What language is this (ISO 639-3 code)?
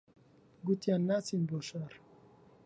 ckb